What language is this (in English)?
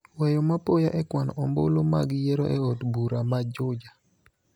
Luo (Kenya and Tanzania)